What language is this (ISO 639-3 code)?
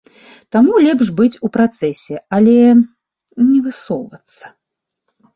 bel